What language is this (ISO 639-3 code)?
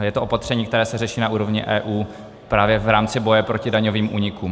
ces